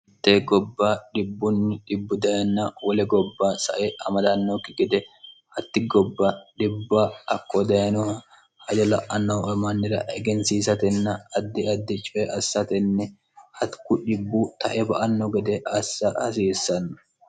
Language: Sidamo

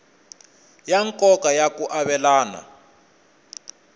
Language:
Tsonga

